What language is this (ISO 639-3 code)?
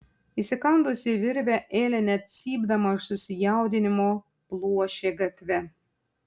lit